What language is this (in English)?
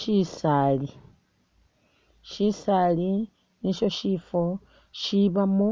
Masaaba